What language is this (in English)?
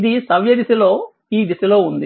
Telugu